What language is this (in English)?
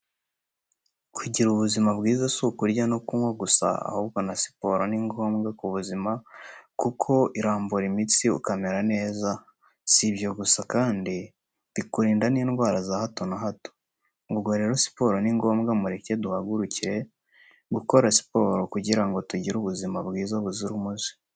Kinyarwanda